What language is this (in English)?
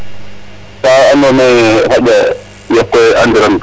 Serer